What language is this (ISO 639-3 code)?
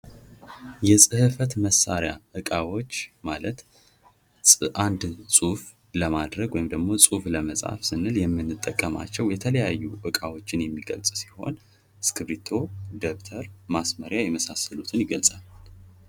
amh